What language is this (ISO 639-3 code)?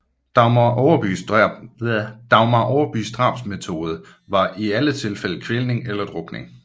dan